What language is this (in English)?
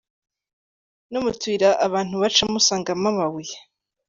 Kinyarwanda